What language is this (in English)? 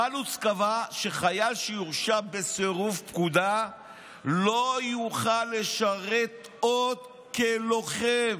Hebrew